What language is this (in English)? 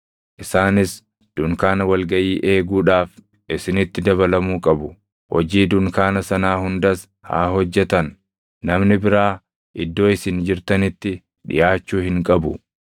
Oromo